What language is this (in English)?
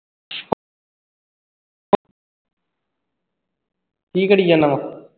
Punjabi